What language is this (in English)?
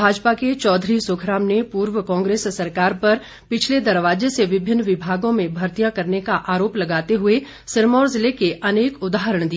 Hindi